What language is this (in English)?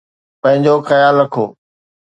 Sindhi